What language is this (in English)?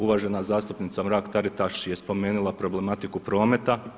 Croatian